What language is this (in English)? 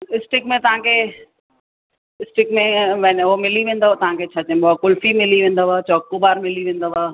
Sindhi